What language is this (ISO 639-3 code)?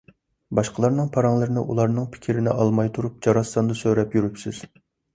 uig